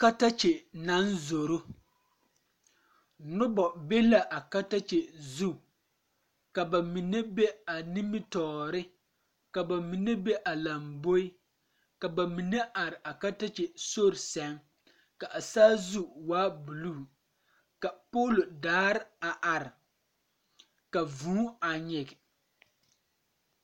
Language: Southern Dagaare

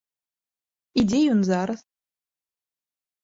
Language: Belarusian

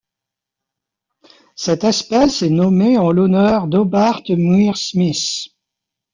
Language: French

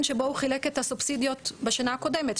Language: Hebrew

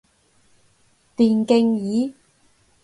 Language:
Cantonese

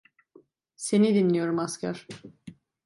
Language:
Turkish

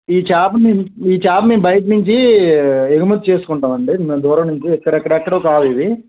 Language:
Telugu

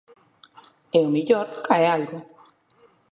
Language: Galician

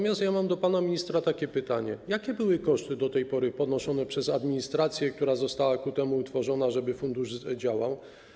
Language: Polish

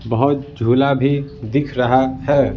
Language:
Hindi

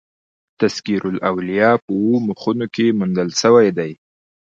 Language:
Pashto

